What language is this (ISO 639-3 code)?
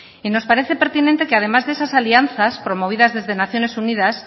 spa